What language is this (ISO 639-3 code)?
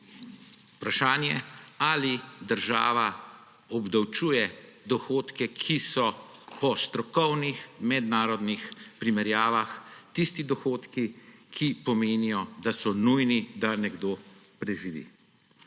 slv